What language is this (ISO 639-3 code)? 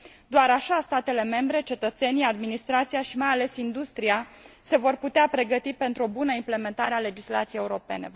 ron